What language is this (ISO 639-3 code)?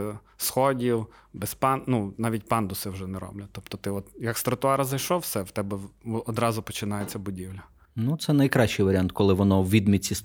ukr